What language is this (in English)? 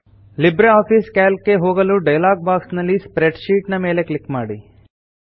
Kannada